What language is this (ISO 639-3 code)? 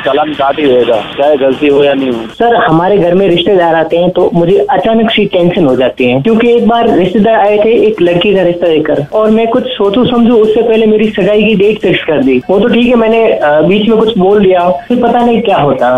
hin